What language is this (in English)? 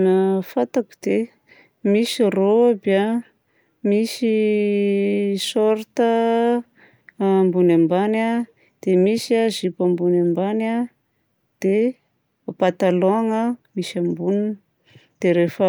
Southern Betsimisaraka Malagasy